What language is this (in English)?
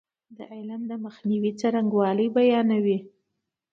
Pashto